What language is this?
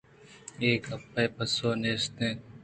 Eastern Balochi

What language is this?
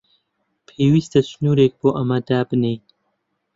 Central Kurdish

